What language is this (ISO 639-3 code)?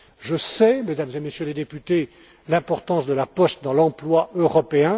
fra